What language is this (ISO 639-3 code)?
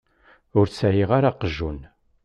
kab